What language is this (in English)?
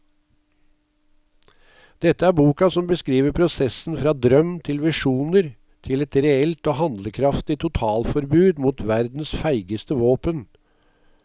Norwegian